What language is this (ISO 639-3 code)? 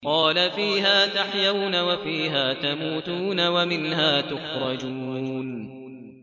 ara